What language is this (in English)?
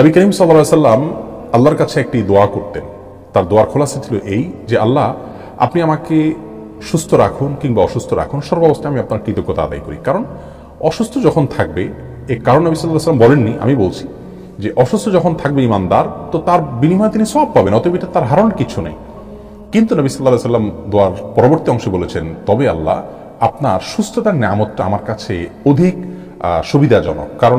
Romanian